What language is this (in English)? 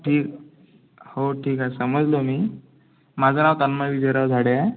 Marathi